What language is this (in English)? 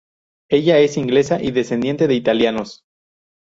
Spanish